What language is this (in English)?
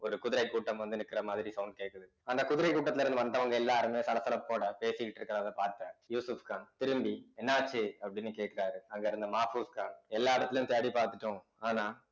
Tamil